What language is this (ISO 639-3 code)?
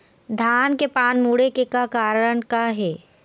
hne